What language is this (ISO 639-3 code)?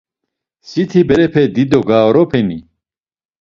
lzz